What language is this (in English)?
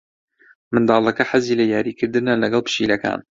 Central Kurdish